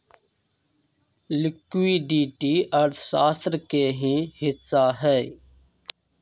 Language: Magahi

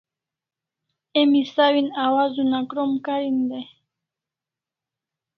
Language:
Kalasha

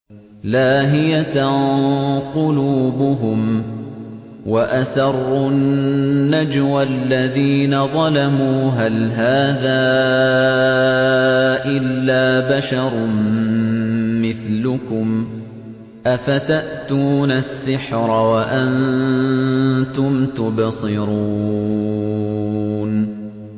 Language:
Arabic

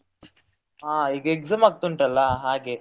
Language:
Kannada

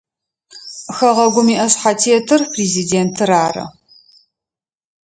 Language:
Adyghe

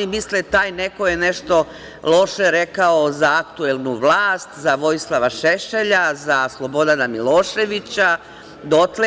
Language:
Serbian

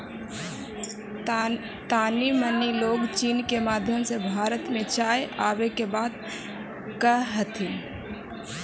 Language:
Magahi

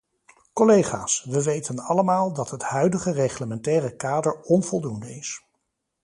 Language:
Dutch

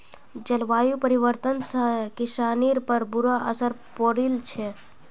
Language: Magahi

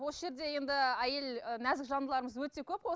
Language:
Kazakh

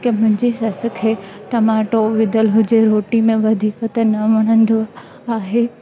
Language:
Sindhi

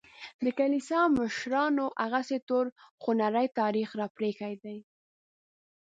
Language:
Pashto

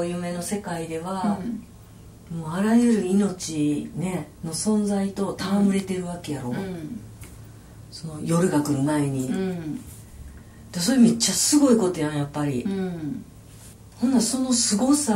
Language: Japanese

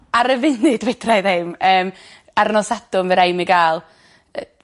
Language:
Welsh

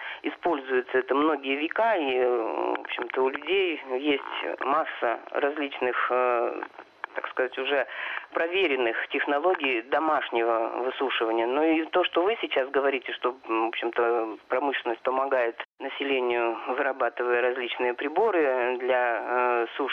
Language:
Russian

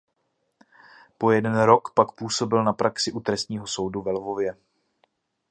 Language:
Czech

